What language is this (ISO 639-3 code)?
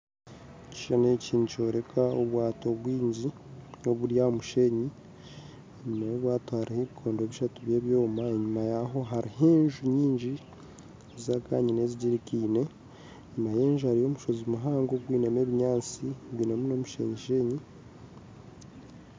nyn